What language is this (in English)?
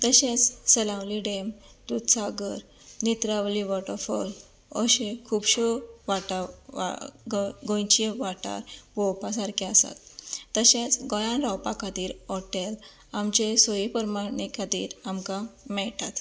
Konkani